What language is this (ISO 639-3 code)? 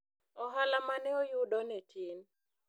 luo